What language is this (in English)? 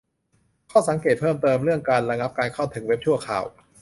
Thai